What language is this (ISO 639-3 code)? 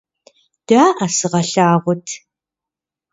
kbd